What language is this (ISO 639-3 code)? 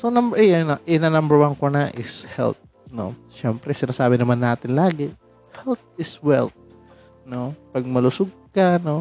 fil